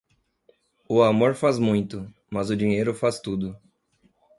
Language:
Portuguese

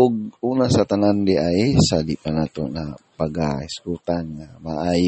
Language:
Filipino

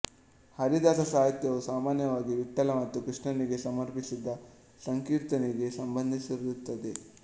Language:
Kannada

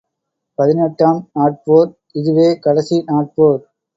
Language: Tamil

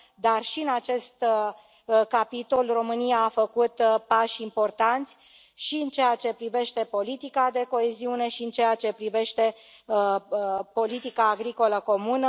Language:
Romanian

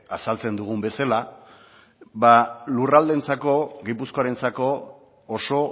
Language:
Basque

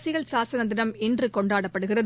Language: Tamil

